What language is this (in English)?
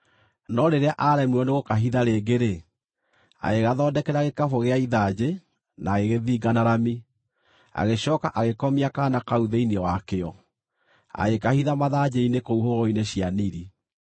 Kikuyu